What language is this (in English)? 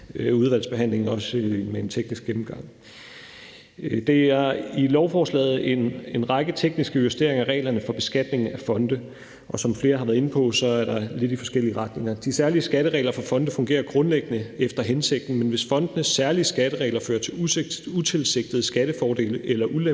Danish